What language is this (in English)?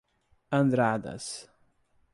Portuguese